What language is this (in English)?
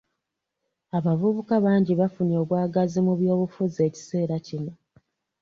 Ganda